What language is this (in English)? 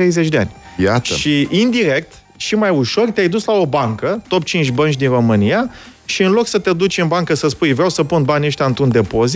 Romanian